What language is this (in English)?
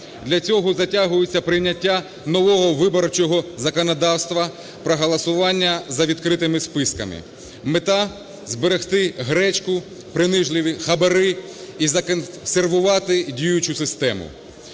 Ukrainian